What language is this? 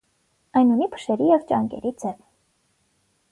Armenian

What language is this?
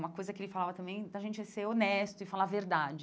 Portuguese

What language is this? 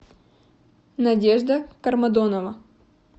Russian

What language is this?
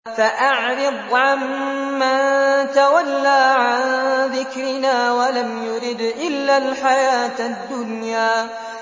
Arabic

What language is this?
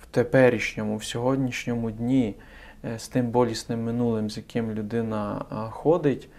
Ukrainian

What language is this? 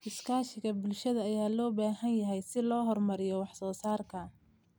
Somali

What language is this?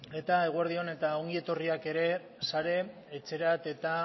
Basque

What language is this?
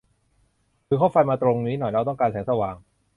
Thai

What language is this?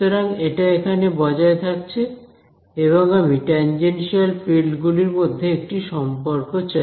Bangla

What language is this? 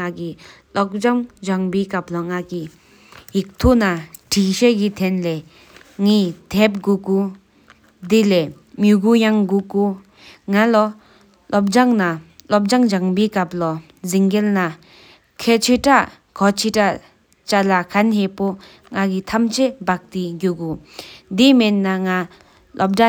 Sikkimese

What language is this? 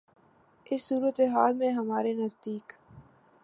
Urdu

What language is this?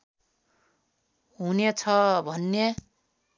Nepali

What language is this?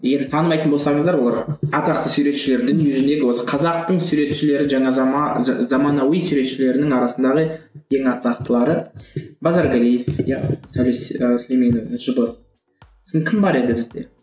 Kazakh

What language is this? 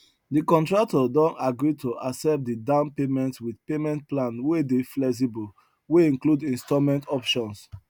Nigerian Pidgin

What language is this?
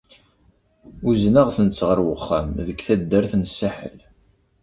Kabyle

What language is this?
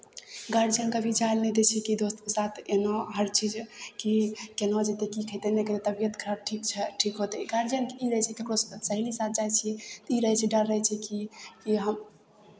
Maithili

